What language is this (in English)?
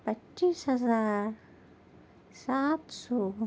Urdu